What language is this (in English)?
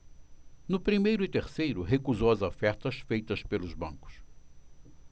Portuguese